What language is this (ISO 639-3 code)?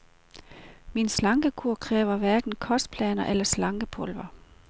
dan